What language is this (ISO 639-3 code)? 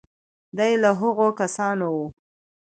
pus